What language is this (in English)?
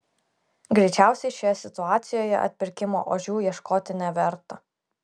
Lithuanian